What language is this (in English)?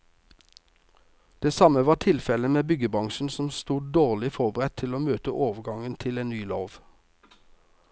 Norwegian